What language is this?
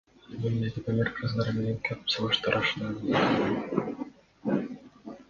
Kyrgyz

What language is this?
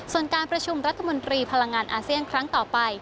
Thai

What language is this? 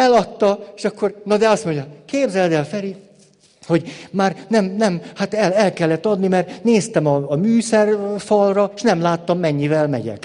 Hungarian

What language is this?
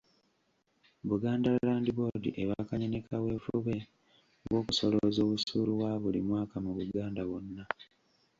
Ganda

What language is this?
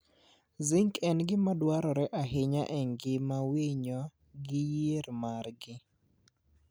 Luo (Kenya and Tanzania)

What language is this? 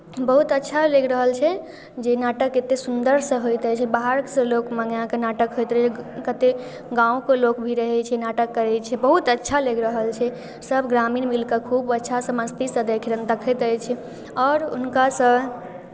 Maithili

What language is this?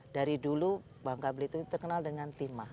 Indonesian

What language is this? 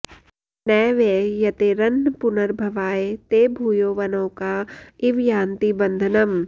Sanskrit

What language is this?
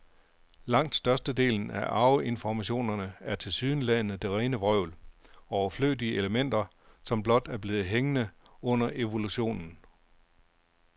Danish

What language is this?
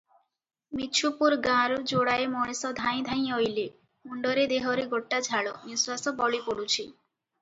Odia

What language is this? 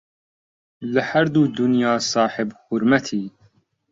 Central Kurdish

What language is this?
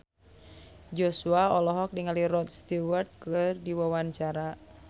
Sundanese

